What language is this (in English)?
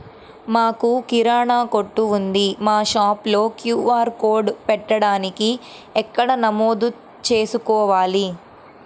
Telugu